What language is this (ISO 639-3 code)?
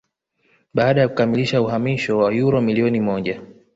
swa